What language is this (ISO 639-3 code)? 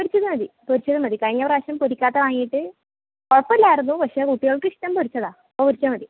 mal